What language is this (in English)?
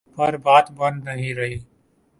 Urdu